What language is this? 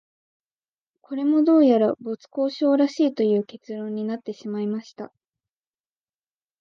Japanese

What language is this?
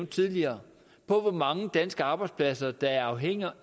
Danish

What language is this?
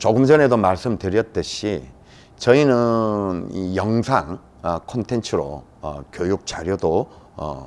Korean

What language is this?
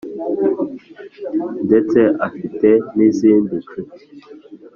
Kinyarwanda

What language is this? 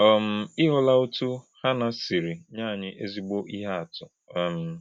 Igbo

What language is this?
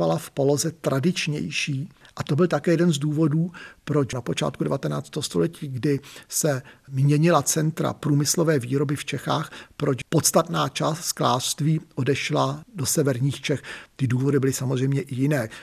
Czech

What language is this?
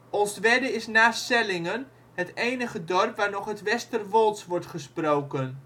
Dutch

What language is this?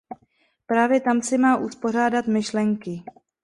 Czech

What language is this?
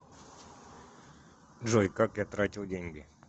Russian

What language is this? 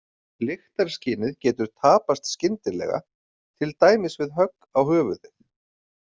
Icelandic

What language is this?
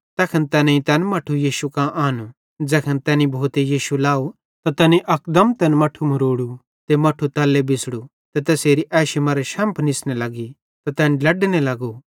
Bhadrawahi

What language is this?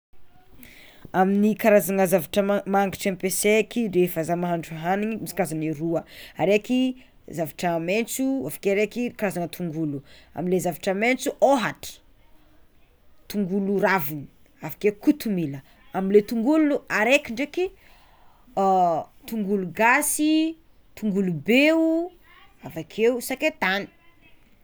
Tsimihety Malagasy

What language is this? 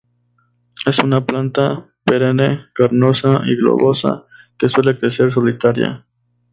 Spanish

